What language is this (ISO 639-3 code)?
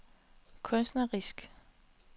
dan